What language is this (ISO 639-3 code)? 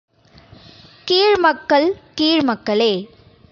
tam